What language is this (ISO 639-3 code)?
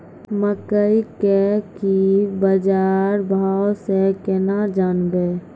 mai